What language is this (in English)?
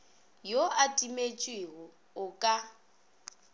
Northern Sotho